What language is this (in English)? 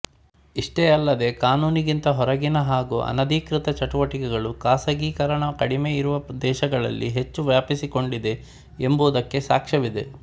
Kannada